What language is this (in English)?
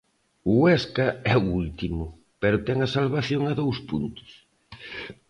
Galician